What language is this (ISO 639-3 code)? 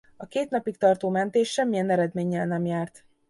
hun